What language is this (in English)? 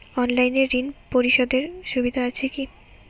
Bangla